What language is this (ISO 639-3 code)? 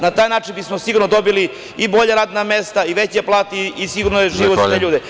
srp